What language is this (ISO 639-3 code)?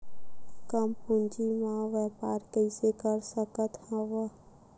hne